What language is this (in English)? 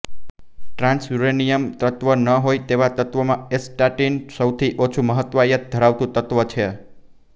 Gujarati